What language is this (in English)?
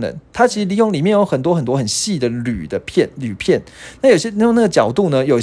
Chinese